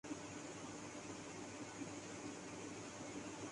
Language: Urdu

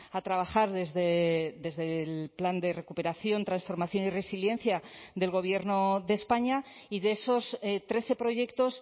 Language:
Spanish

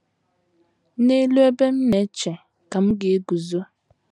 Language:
Igbo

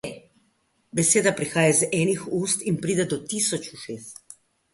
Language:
Slovenian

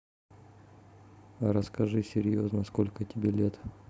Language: Russian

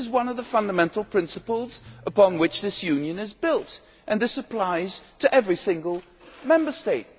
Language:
English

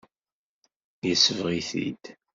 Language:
Kabyle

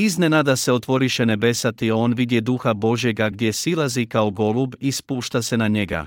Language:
Croatian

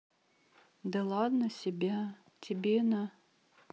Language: Russian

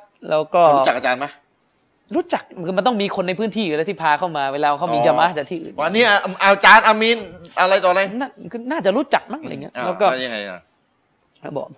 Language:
Thai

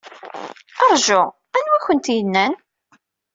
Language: Kabyle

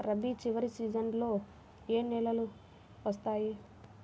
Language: Telugu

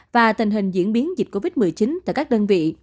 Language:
Vietnamese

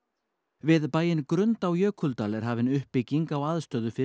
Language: Icelandic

